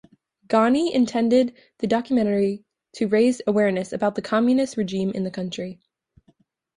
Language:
English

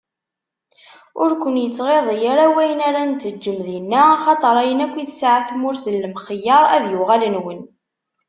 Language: Kabyle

